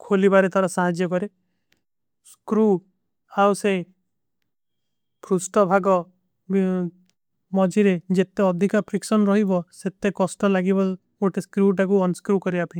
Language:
Kui (India)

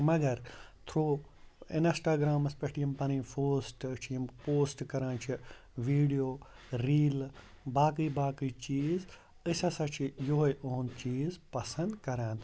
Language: Kashmiri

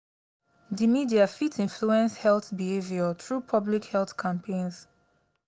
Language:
Nigerian Pidgin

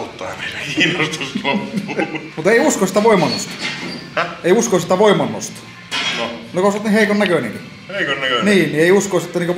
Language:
Finnish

